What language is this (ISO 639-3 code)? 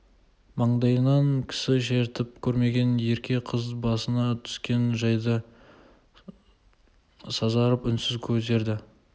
kaz